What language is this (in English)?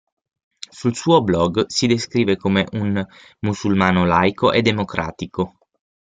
Italian